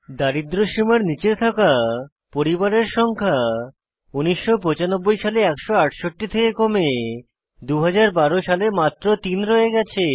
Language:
Bangla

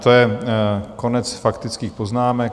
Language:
Czech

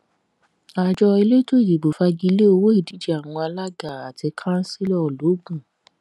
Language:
Yoruba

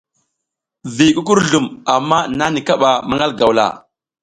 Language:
South Giziga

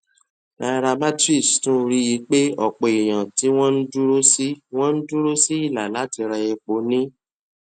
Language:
Yoruba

